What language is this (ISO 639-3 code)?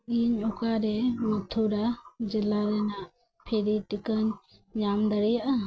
sat